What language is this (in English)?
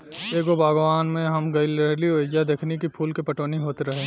Bhojpuri